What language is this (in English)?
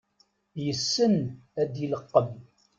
Kabyle